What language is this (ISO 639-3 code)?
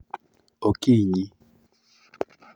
luo